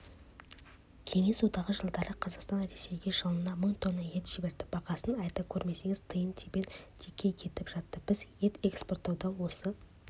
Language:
Kazakh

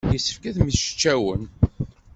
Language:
Kabyle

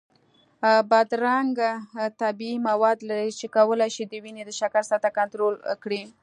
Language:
Pashto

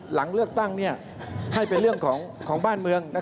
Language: Thai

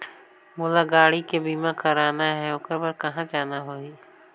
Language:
Chhattisgarhi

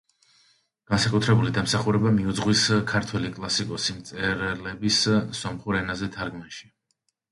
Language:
Georgian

